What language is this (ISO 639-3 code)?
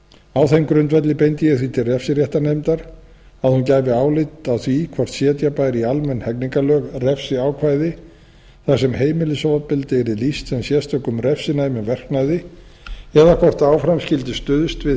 isl